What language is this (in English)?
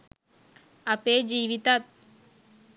Sinhala